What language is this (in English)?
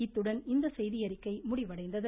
Tamil